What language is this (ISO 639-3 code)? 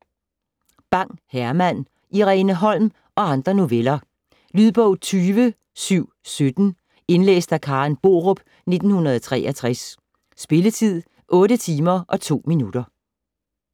dan